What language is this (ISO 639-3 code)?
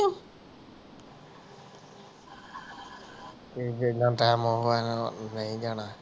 pan